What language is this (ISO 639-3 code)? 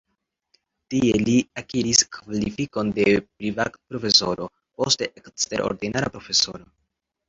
epo